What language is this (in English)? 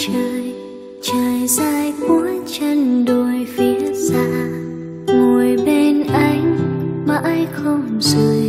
Vietnamese